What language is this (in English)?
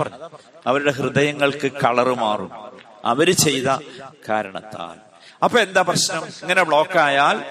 Malayalam